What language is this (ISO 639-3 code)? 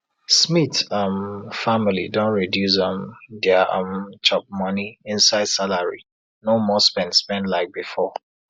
pcm